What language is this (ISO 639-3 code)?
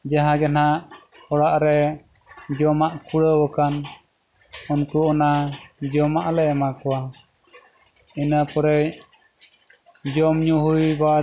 sat